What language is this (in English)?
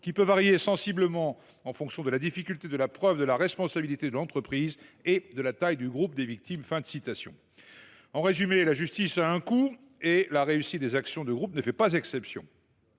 French